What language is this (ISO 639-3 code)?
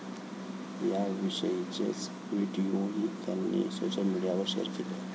mar